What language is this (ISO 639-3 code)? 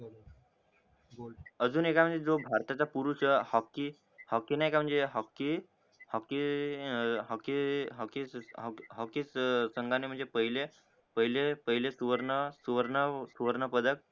mar